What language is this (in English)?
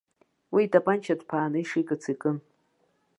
Abkhazian